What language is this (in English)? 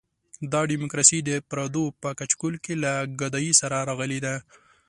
Pashto